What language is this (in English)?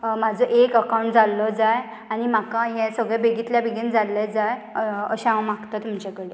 Konkani